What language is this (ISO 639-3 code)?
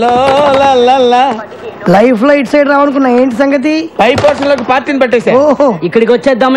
ara